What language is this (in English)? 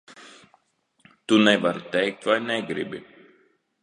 Latvian